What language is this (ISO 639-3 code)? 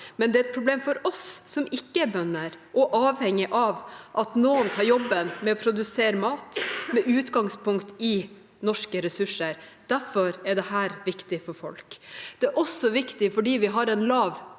nor